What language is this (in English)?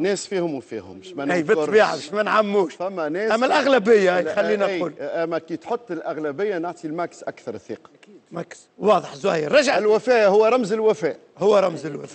Arabic